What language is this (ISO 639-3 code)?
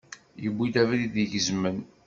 kab